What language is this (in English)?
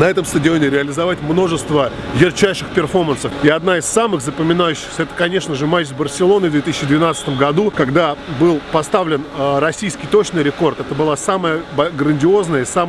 Russian